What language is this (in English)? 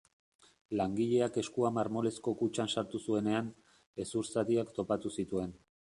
Basque